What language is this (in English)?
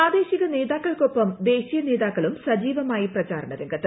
Malayalam